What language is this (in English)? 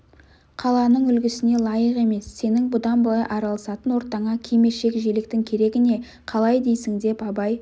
Kazakh